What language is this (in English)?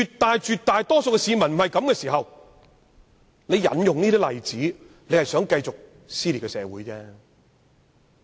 Cantonese